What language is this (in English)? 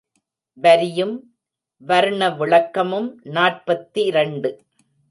Tamil